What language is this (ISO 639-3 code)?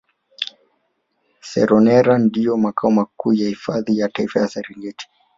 swa